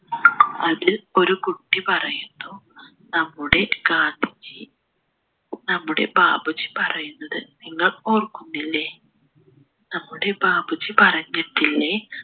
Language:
Malayalam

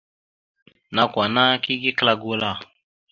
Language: Mada (Cameroon)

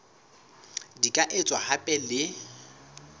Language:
Southern Sotho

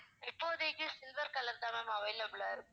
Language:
Tamil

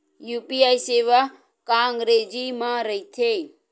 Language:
Chhattisgarhi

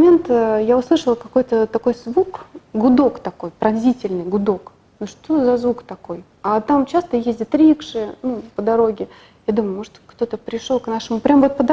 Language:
Russian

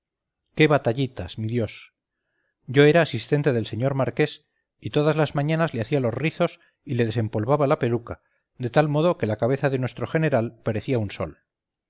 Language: Spanish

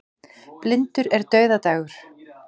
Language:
Icelandic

